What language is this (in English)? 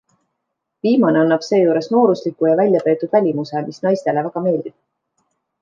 Estonian